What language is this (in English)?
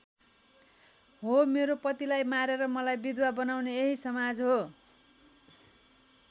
Nepali